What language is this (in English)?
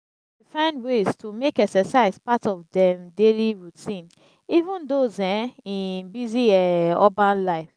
Nigerian Pidgin